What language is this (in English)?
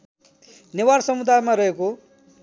Nepali